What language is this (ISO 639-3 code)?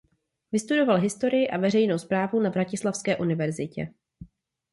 ces